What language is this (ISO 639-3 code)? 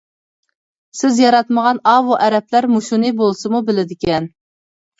uig